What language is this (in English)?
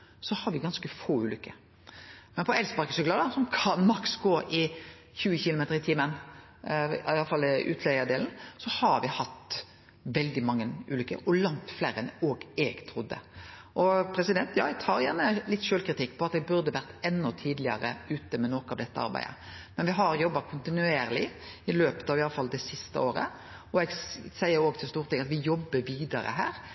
Norwegian Nynorsk